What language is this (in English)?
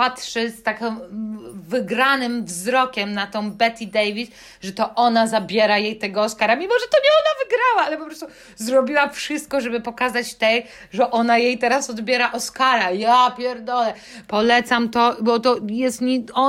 Polish